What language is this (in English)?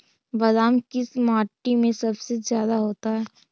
Magahi